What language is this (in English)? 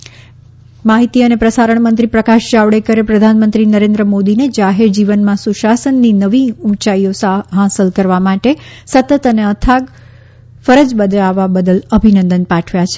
Gujarati